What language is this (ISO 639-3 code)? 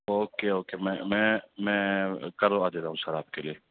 urd